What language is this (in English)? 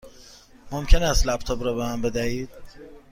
Persian